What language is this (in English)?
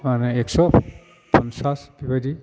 Bodo